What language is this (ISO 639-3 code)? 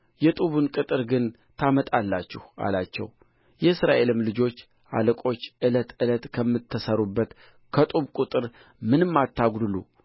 amh